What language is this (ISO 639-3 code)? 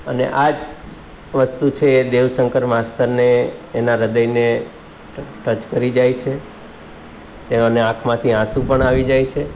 guj